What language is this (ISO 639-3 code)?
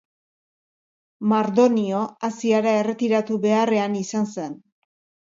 eus